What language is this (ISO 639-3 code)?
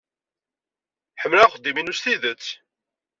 kab